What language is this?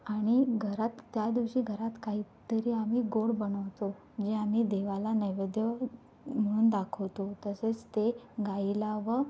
Marathi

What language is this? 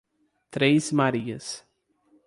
Portuguese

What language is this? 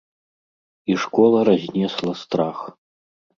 Belarusian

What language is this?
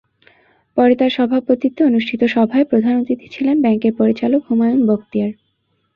Bangla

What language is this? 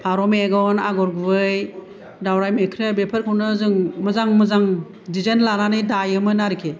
Bodo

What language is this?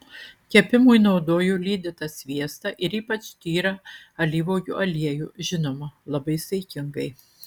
Lithuanian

